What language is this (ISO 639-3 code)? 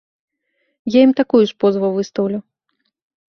bel